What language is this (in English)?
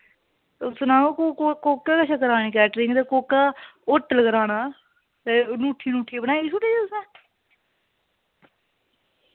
Dogri